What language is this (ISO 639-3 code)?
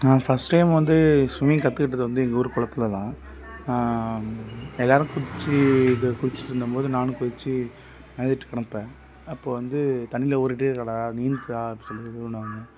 tam